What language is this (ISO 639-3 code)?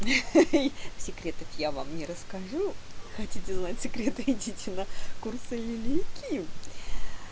rus